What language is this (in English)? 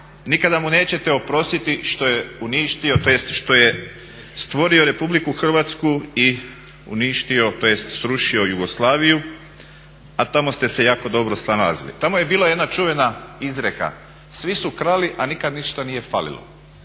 Croatian